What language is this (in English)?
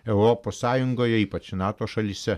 Lithuanian